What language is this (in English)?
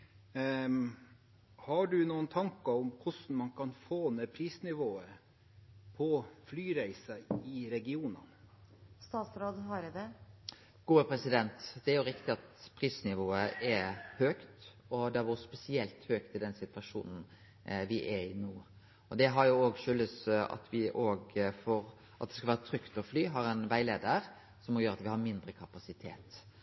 Norwegian